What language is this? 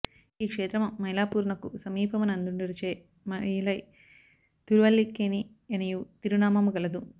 Telugu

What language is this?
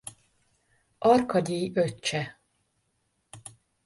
Hungarian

